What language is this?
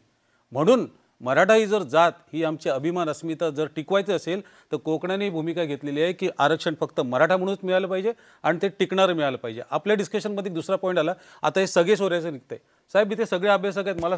Hindi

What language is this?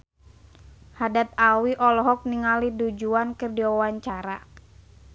Sundanese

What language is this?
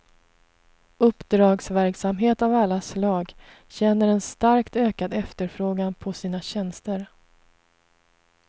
Swedish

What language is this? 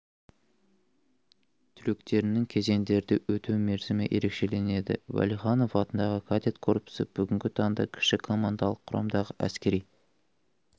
Kazakh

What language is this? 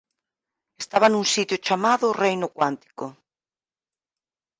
Galician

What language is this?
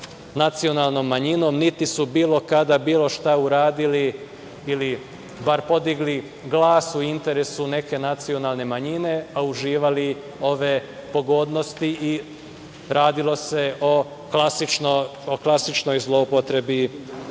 Serbian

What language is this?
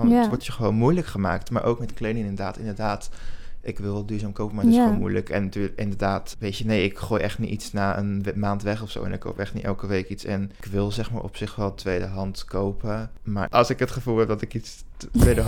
Dutch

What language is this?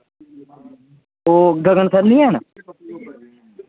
Dogri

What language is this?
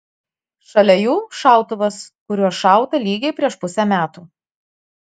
Lithuanian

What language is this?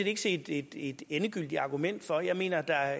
Danish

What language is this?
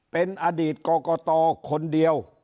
Thai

